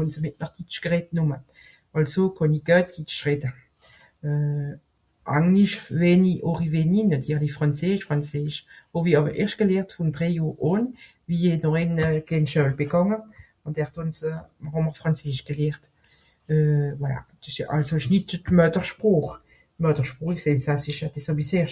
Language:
Swiss German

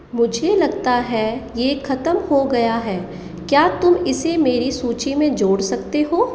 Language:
Hindi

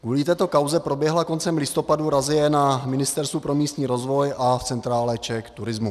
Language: Czech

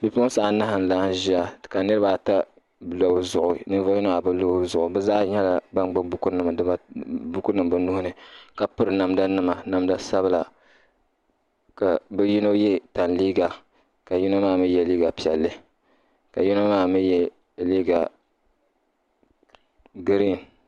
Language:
Dagbani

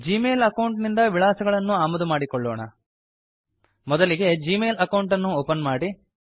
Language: Kannada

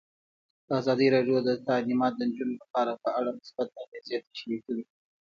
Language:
Pashto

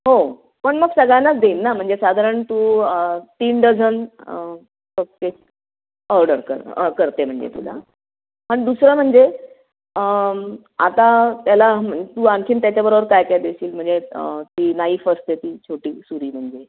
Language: Marathi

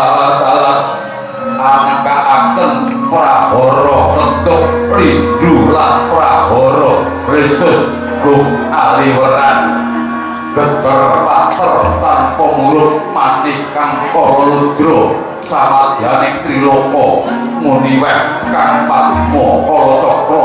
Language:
Indonesian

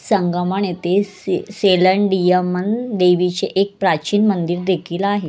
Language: Marathi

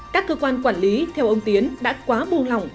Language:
Vietnamese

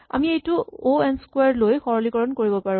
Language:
Assamese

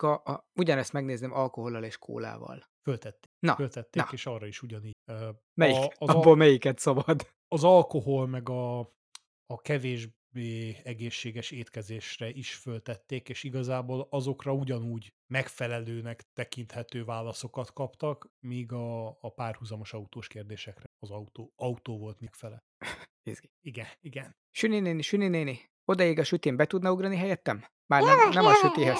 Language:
Hungarian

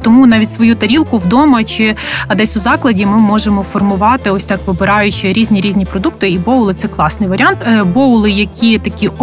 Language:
Ukrainian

